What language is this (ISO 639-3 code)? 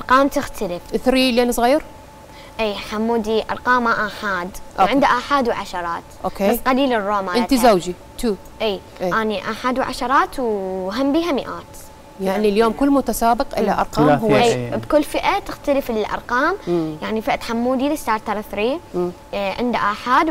ara